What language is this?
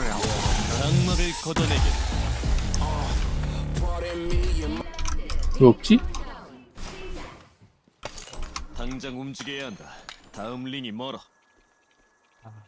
Korean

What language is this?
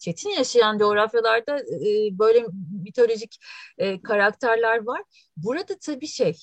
Turkish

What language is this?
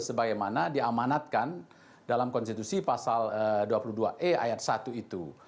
Indonesian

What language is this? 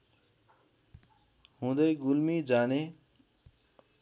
Nepali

